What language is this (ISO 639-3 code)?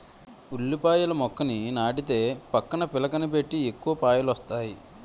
tel